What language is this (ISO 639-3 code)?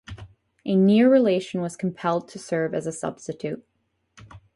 eng